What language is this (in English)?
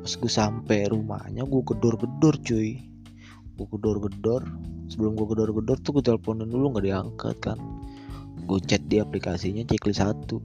Indonesian